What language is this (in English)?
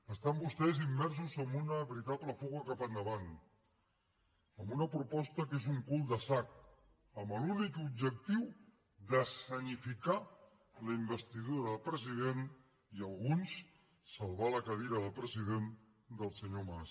Catalan